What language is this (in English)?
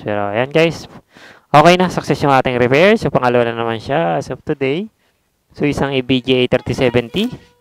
Filipino